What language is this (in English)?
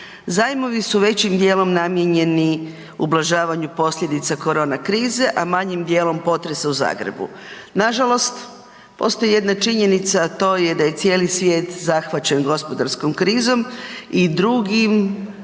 Croatian